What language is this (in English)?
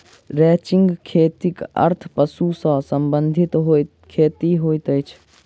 Maithili